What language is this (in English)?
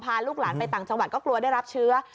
Thai